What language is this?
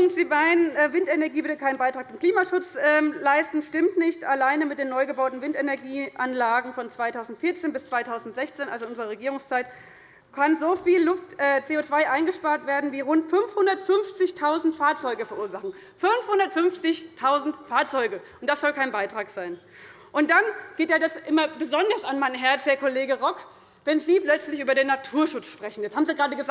German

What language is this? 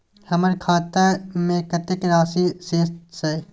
Maithili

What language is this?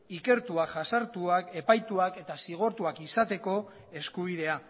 Basque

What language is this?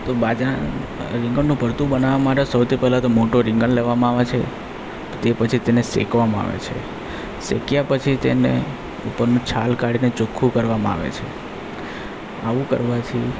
Gujarati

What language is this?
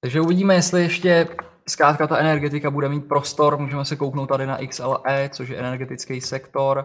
Czech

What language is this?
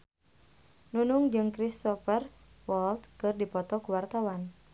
Sundanese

